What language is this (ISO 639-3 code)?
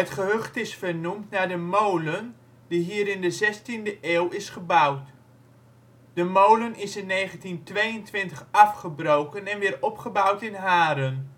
nld